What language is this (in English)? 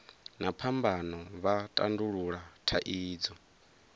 Venda